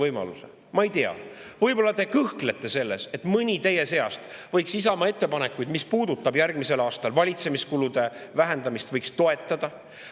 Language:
Estonian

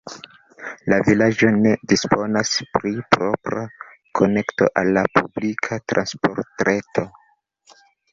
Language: Esperanto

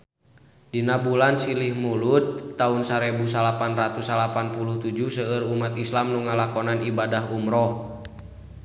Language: Sundanese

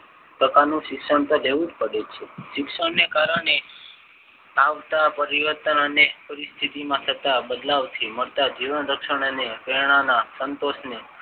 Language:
Gujarati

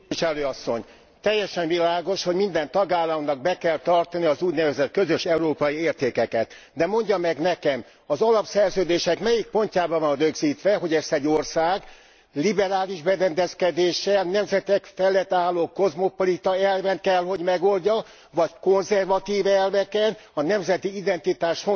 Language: Hungarian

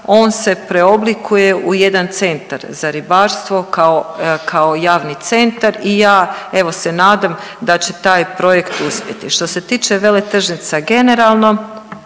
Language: Croatian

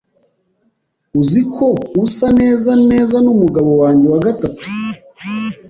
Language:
Kinyarwanda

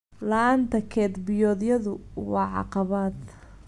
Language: Somali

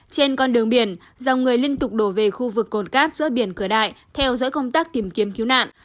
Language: Vietnamese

